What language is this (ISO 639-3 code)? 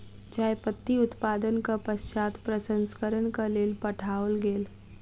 mai